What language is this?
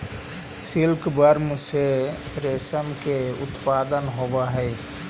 Magahi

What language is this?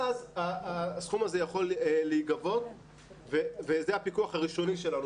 Hebrew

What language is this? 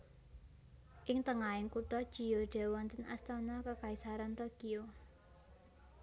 Javanese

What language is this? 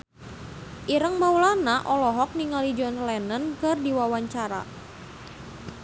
Sundanese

